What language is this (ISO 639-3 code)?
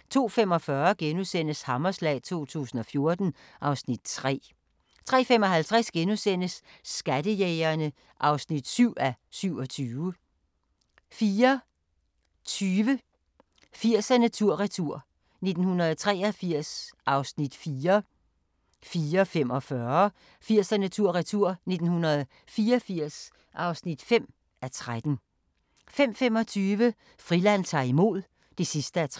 dan